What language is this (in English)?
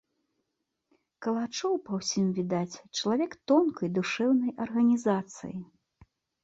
Belarusian